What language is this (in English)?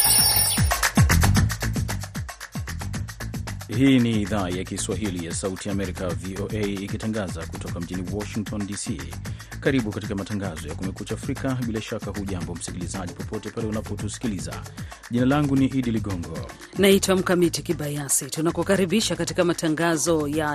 Swahili